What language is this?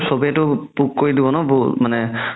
Assamese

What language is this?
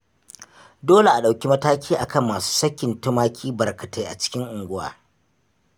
Hausa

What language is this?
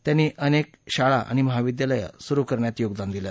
Marathi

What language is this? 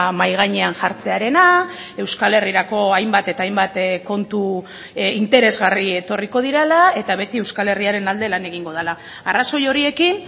Basque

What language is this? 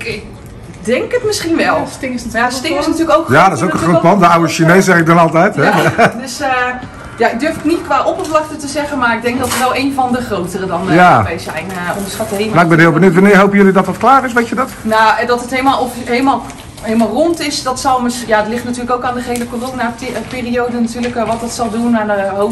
Dutch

